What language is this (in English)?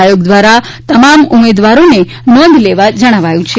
Gujarati